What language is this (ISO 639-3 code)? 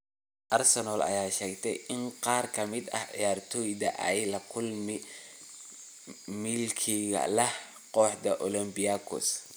som